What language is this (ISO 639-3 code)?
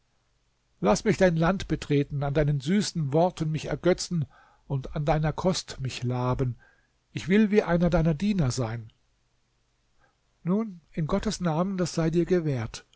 deu